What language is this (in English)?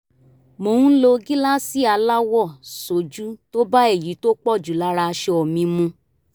Yoruba